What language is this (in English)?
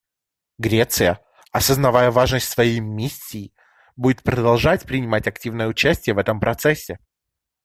Russian